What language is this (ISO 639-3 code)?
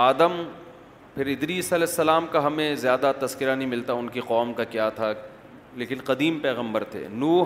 urd